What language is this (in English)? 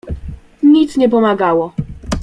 Polish